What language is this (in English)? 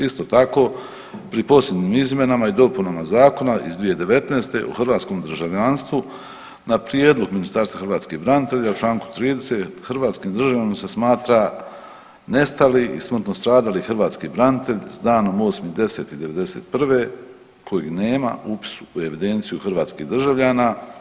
Croatian